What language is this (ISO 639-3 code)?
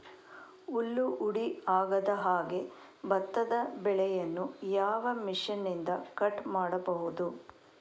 kan